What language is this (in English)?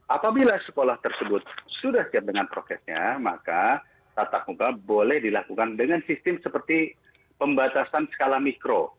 Indonesian